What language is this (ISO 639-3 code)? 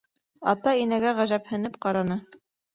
bak